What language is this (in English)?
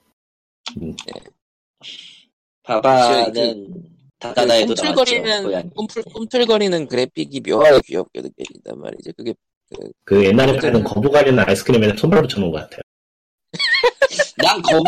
Korean